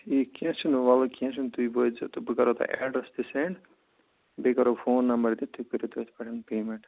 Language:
Kashmiri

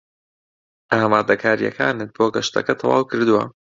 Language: Central Kurdish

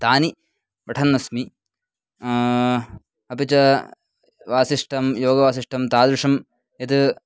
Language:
Sanskrit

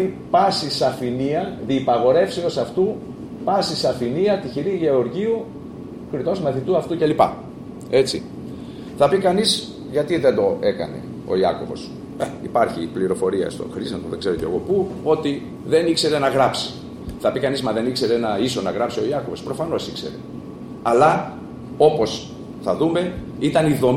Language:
Greek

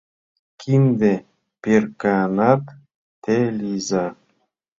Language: Mari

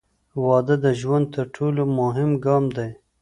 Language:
Pashto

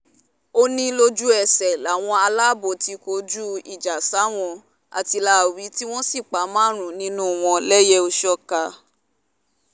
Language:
Yoruba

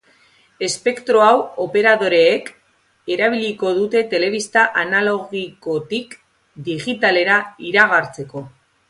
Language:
Basque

